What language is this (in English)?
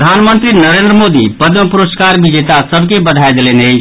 Maithili